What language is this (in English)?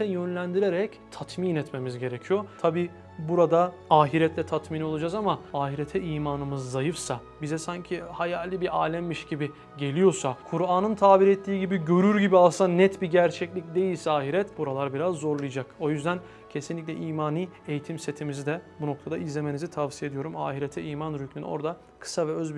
Turkish